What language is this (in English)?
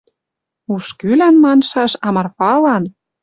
Western Mari